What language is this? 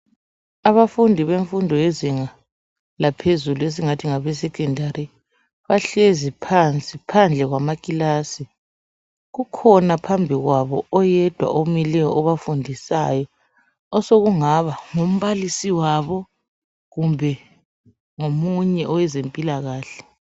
North Ndebele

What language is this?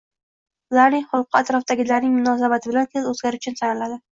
Uzbek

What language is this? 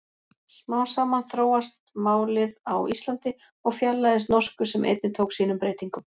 Icelandic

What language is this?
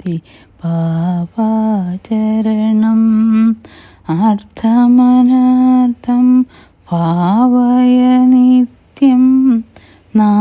Malayalam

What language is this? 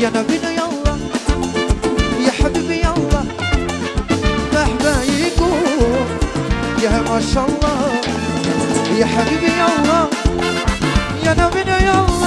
Serbian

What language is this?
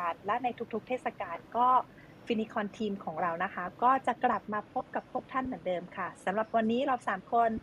Thai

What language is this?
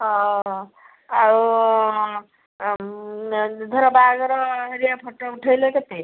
Odia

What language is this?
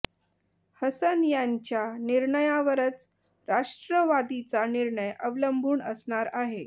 Marathi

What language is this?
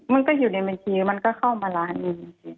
Thai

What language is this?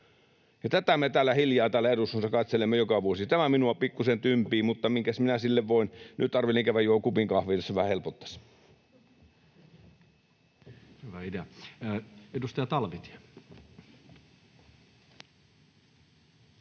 Finnish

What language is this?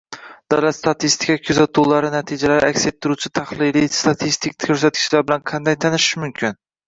Uzbek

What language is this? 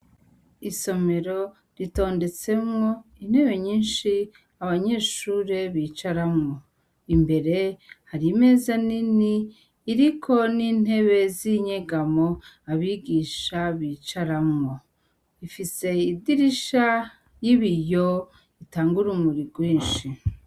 Rundi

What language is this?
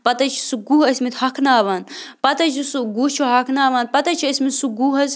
Kashmiri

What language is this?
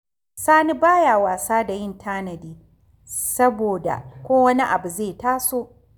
Hausa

